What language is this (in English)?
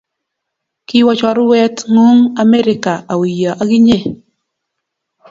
Kalenjin